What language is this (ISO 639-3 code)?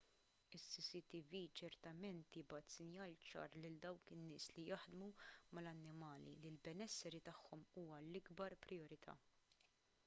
mlt